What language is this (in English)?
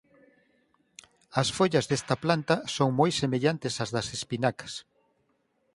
Galician